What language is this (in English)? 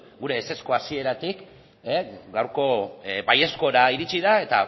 Basque